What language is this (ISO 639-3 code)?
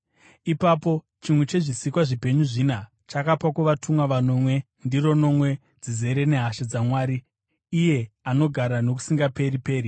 sna